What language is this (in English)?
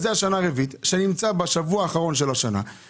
Hebrew